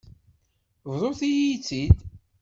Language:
Kabyle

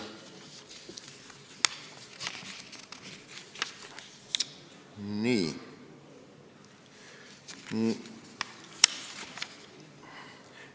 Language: Estonian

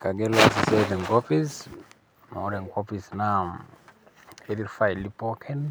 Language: Masai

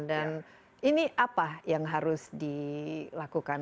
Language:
Indonesian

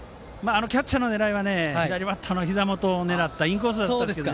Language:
Japanese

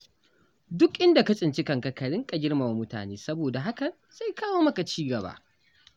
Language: Hausa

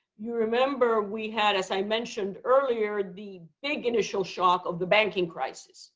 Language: English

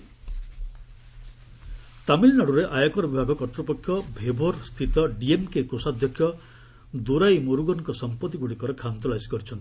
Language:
Odia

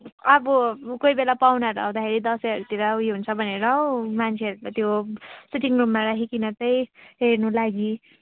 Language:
Nepali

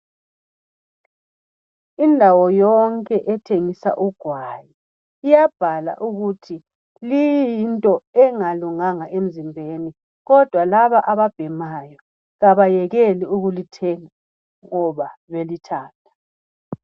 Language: North Ndebele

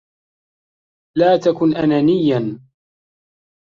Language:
Arabic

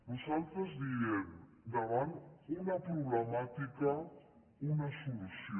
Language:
Catalan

